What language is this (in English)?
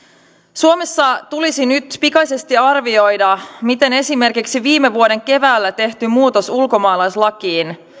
Finnish